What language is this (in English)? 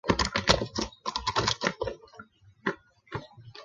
Chinese